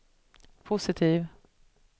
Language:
Swedish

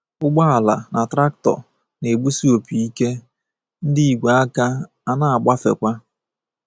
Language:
Igbo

